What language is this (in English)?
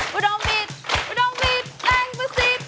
Thai